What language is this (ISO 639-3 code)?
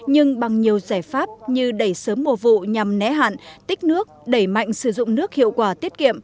vie